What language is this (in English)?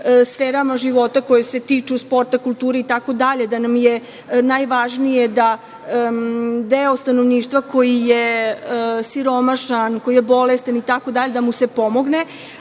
Serbian